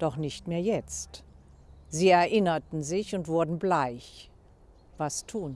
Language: German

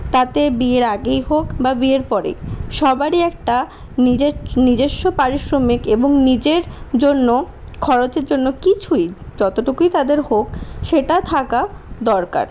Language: Bangla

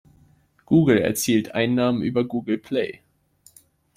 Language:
German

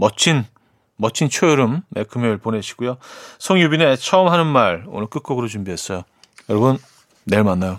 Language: Korean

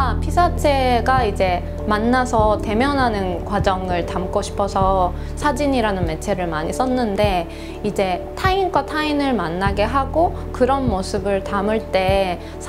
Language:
Korean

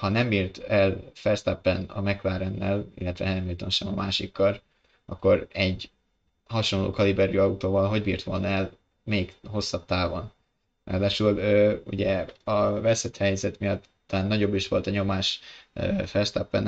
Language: Hungarian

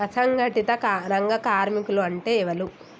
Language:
Telugu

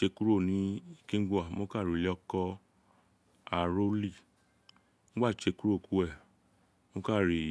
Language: Isekiri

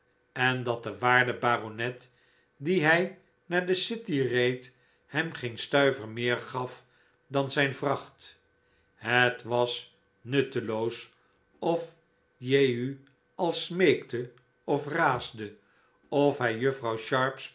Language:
Dutch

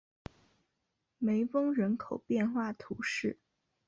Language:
Chinese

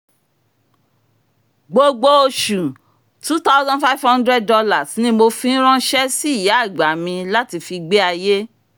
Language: Yoruba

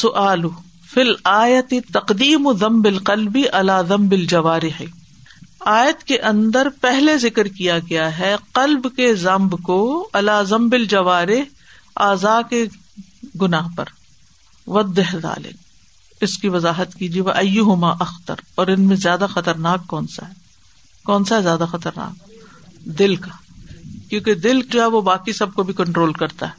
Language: Urdu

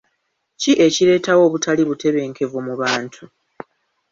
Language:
Ganda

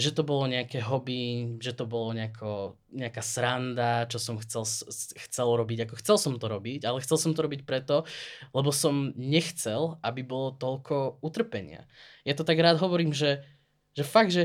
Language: Slovak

